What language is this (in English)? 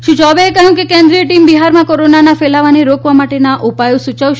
Gujarati